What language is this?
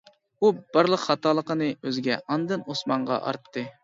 Uyghur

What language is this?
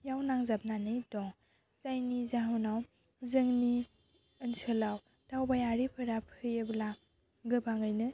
Bodo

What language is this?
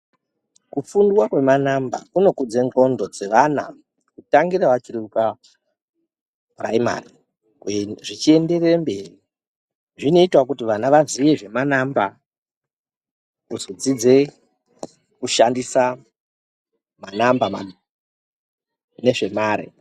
Ndau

